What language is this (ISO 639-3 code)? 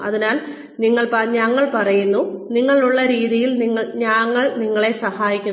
mal